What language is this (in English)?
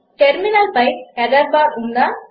Telugu